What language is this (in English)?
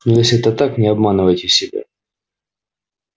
Russian